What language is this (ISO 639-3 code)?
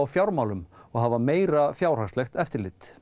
isl